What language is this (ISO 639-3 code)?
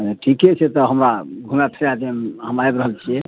mai